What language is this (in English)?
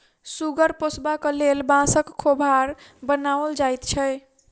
Maithili